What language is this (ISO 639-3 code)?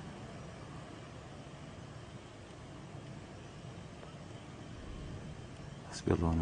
ara